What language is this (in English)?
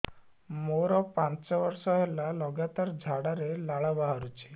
Odia